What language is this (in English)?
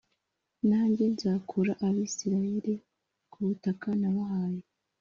Kinyarwanda